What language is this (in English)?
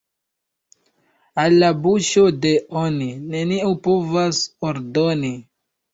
Esperanto